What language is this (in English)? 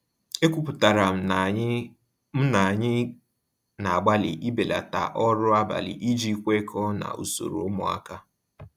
Igbo